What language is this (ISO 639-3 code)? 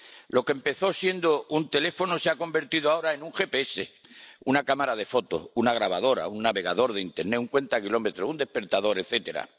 spa